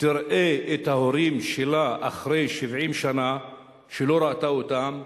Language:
Hebrew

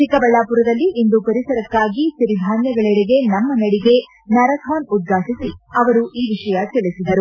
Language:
Kannada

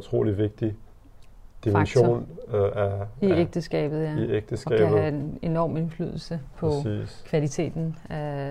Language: Danish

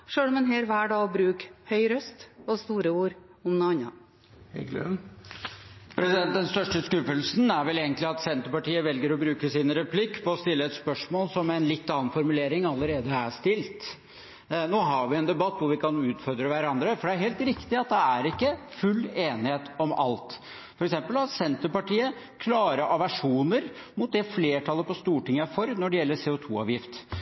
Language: Norwegian Bokmål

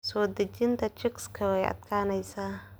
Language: Somali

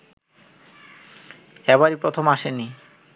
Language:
Bangla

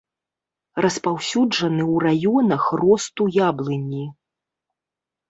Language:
Belarusian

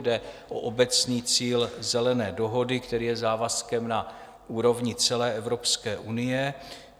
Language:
Czech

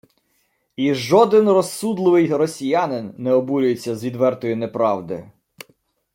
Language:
Ukrainian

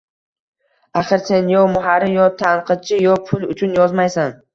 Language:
Uzbek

